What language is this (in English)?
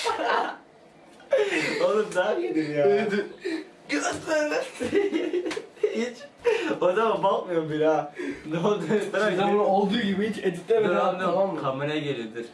Turkish